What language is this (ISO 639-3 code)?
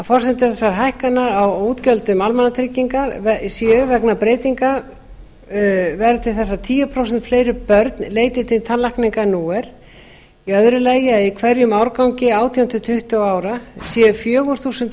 isl